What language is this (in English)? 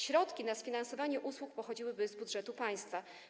Polish